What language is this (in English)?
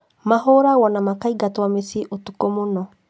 Kikuyu